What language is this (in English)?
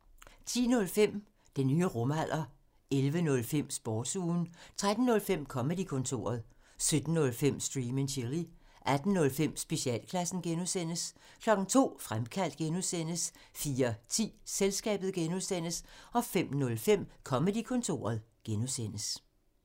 Danish